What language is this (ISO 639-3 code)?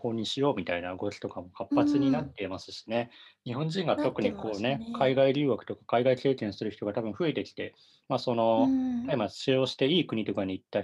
jpn